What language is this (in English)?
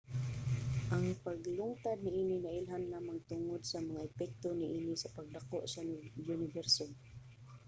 Cebuano